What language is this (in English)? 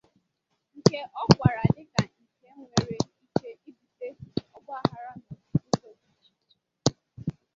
Igbo